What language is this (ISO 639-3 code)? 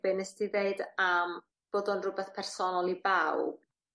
cym